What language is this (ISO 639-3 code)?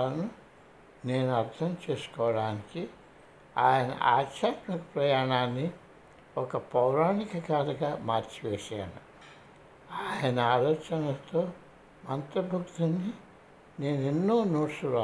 tel